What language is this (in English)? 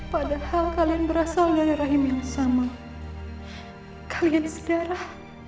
Indonesian